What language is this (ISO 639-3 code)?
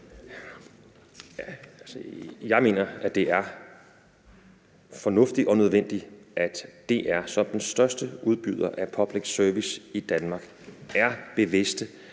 dan